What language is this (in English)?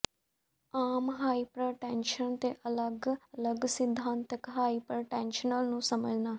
Punjabi